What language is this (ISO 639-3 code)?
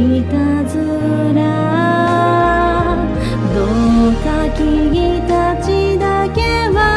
jpn